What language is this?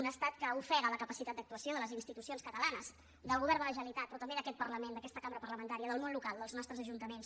Catalan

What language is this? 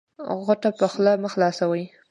Pashto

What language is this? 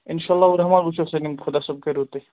Kashmiri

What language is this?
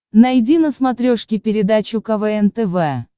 Russian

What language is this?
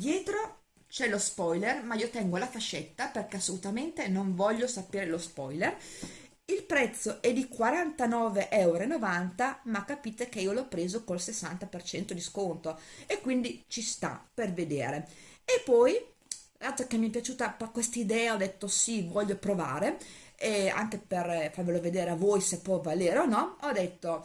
Italian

